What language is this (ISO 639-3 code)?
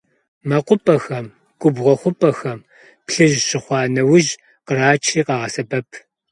kbd